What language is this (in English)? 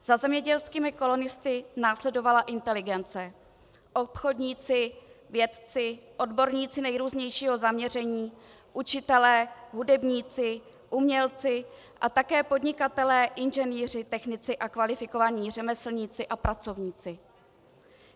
Czech